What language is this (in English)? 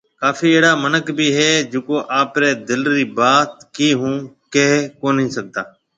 Marwari (Pakistan)